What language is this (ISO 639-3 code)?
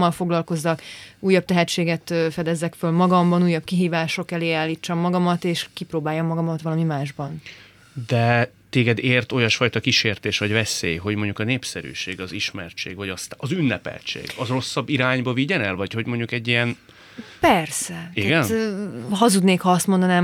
hun